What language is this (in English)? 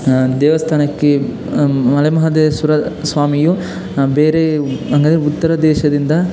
Kannada